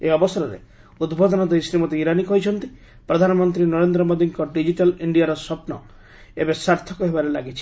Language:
Odia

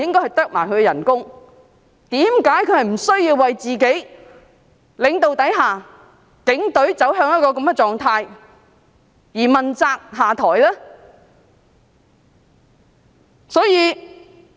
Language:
Cantonese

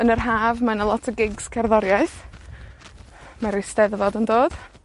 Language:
Welsh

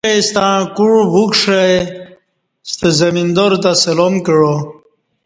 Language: Kati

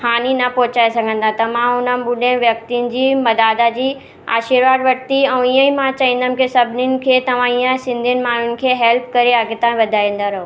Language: Sindhi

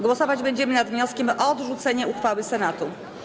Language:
Polish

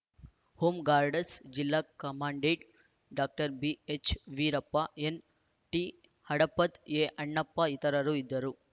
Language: Kannada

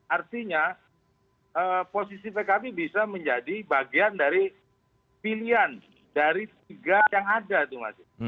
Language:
Indonesian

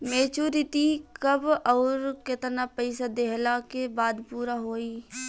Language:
Bhojpuri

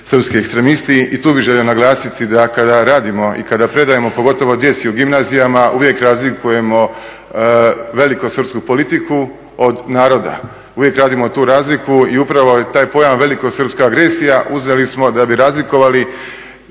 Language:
Croatian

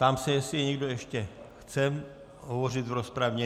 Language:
Czech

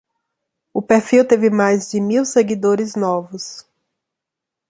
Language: Portuguese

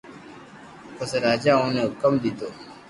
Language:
Loarki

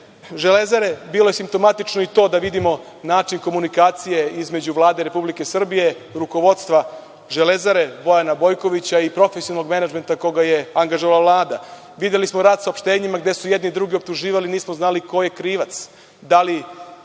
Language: Serbian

